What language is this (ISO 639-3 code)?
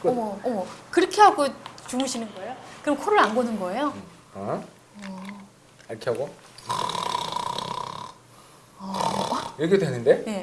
kor